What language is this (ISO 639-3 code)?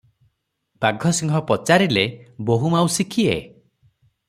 ori